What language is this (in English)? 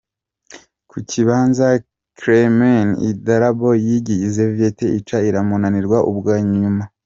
Kinyarwanda